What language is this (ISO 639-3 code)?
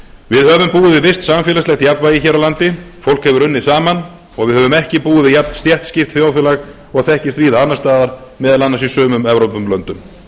isl